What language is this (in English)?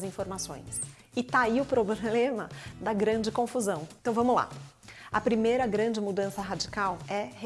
Portuguese